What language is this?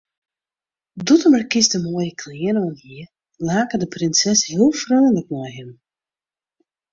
Western Frisian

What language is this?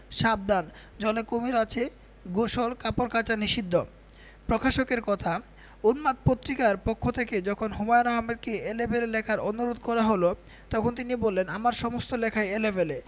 Bangla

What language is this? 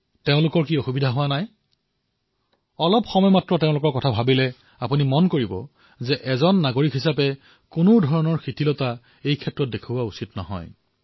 Assamese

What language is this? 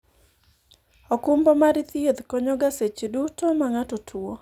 Luo (Kenya and Tanzania)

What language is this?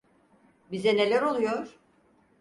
Turkish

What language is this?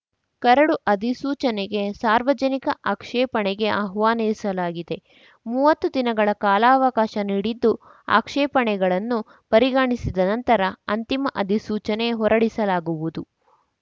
Kannada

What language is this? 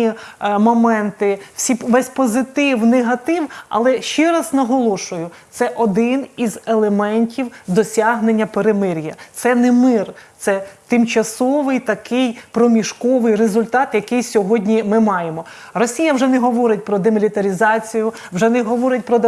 Ukrainian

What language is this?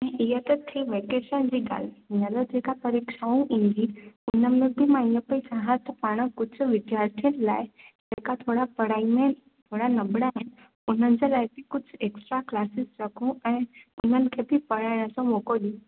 Sindhi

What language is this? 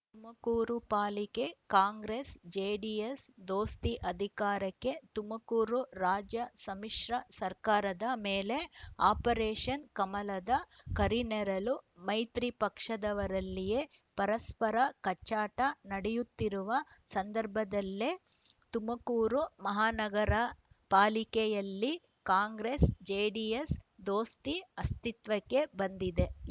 Kannada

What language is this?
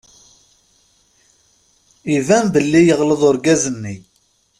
Kabyle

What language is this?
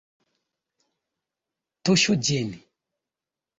Esperanto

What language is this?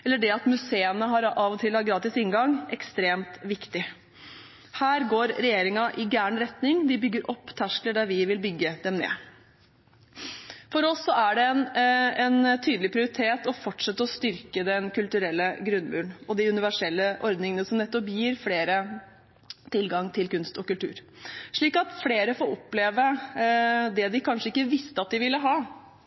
Norwegian Bokmål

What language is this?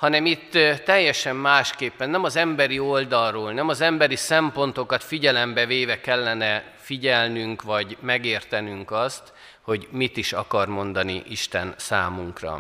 Hungarian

